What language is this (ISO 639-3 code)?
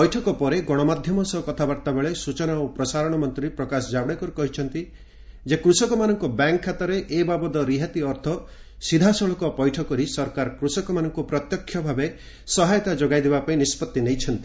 ori